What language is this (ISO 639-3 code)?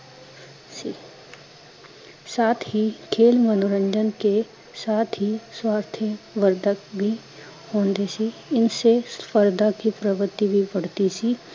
pan